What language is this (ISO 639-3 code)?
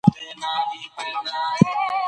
pus